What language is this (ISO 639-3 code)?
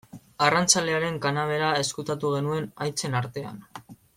eus